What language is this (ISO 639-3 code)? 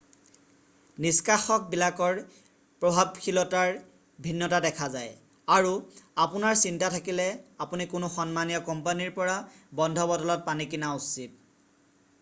asm